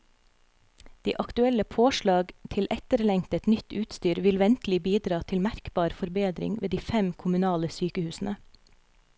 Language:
Norwegian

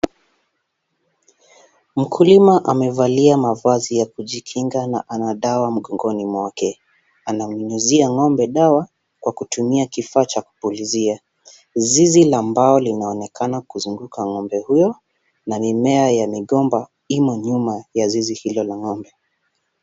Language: Swahili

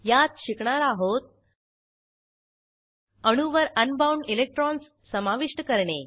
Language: Marathi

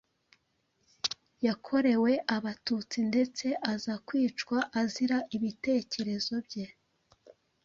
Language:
Kinyarwanda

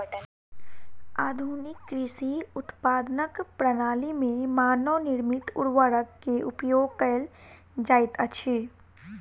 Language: Maithili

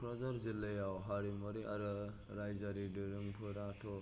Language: Bodo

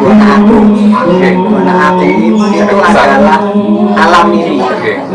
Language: Indonesian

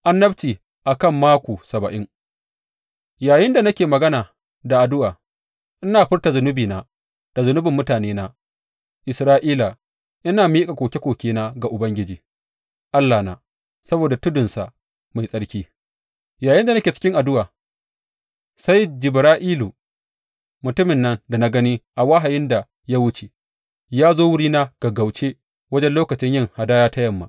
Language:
Hausa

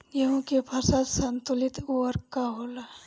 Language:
Bhojpuri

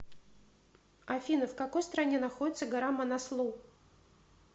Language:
Russian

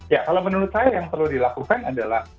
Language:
Indonesian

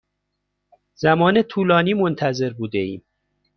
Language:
Persian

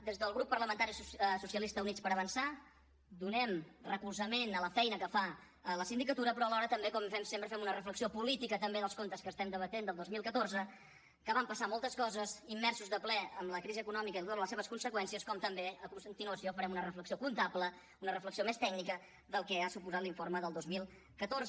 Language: Catalan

